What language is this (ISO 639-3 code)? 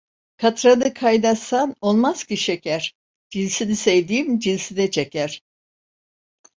tur